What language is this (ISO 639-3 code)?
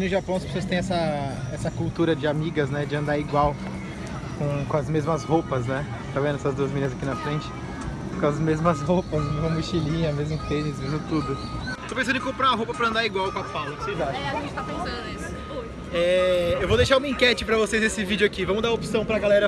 por